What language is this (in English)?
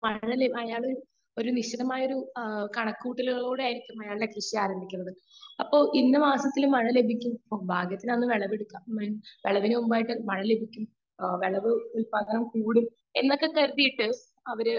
Malayalam